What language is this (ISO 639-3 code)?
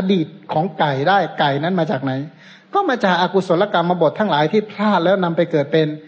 tha